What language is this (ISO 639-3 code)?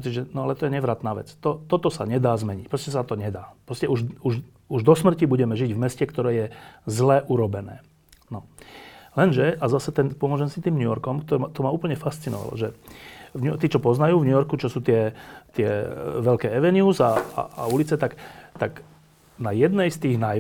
slk